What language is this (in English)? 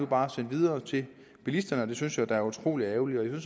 Danish